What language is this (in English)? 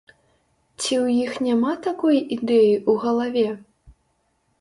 Belarusian